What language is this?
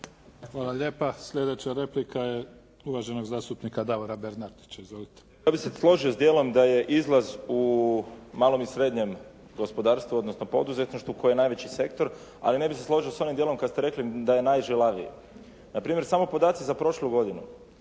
Croatian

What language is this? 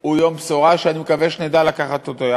Hebrew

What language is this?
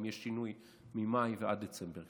Hebrew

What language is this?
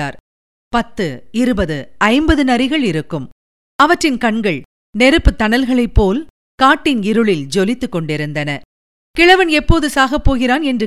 Tamil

